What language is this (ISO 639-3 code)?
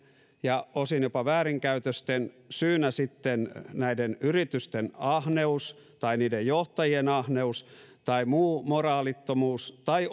fin